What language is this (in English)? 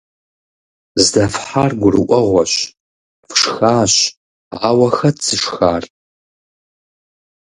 Kabardian